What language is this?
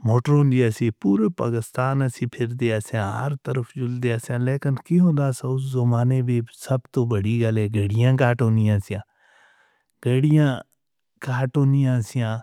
Northern Hindko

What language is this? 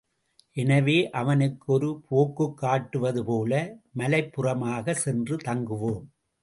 Tamil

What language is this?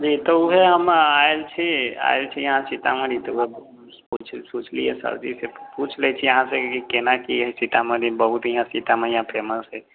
Maithili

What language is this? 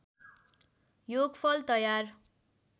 Nepali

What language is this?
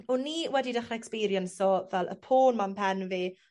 Welsh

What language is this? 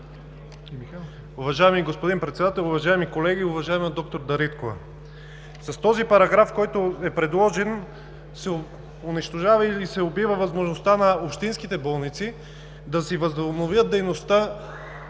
Bulgarian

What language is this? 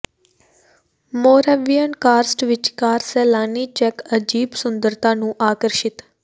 Punjabi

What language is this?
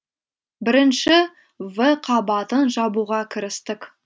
Kazakh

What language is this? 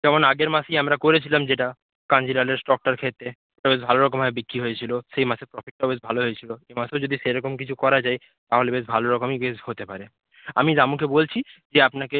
Bangla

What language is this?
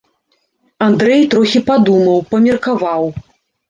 Belarusian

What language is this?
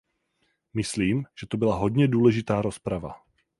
Czech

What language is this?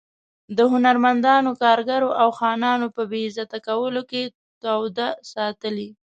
Pashto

